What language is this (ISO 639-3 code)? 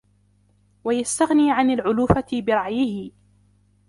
ara